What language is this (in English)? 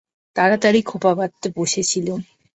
Bangla